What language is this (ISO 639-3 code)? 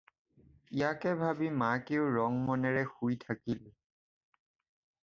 asm